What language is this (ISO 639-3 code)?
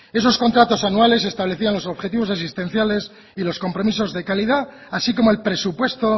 spa